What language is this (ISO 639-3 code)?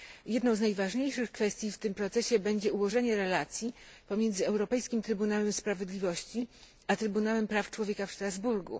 pol